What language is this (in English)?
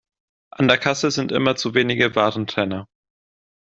German